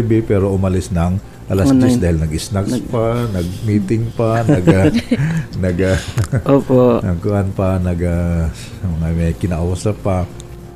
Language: Filipino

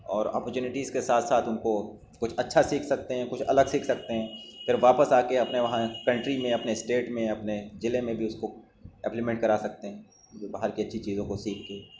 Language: Urdu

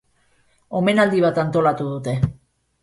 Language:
Basque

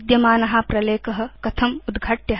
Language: Sanskrit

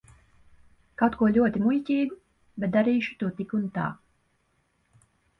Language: Latvian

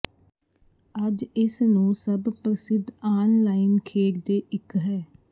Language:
Punjabi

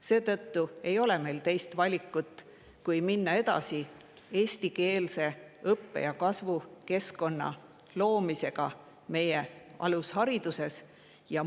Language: Estonian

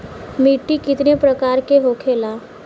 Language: Bhojpuri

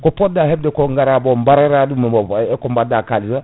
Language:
Fula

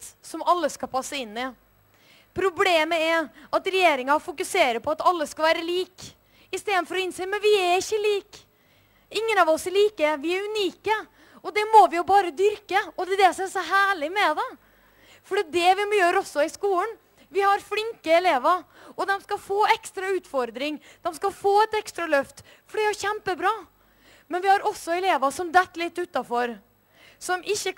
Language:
Norwegian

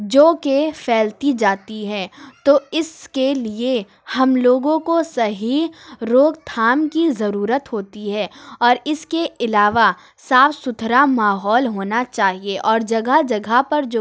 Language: Urdu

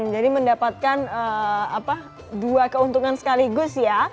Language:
Indonesian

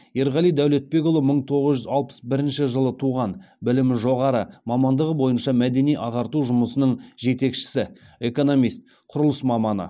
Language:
Kazakh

